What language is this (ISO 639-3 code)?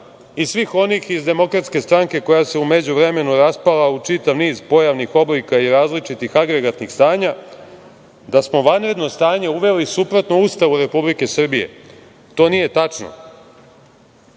srp